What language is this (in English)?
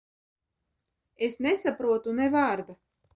Latvian